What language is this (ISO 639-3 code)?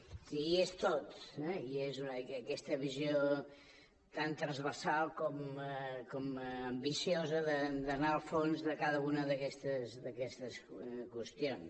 cat